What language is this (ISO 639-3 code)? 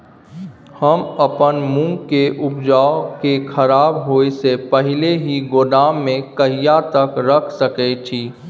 mai